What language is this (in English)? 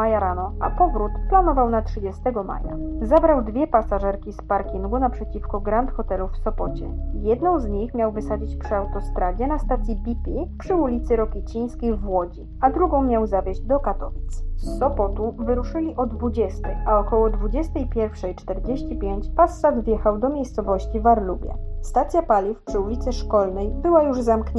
Polish